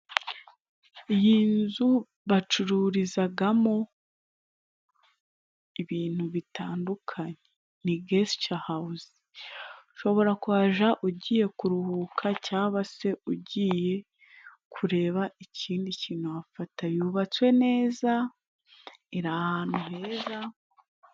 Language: Kinyarwanda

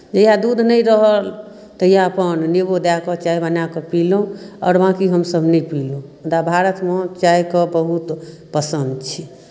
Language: Maithili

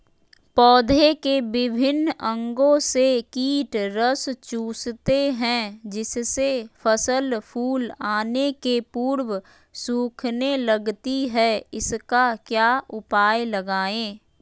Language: Magahi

